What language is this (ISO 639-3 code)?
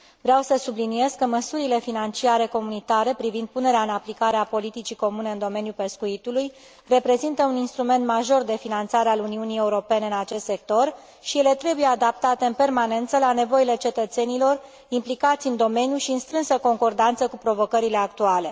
ron